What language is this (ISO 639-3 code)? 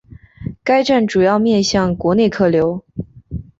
zho